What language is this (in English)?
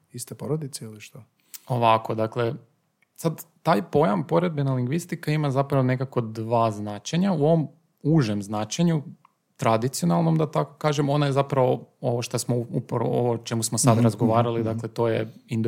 Croatian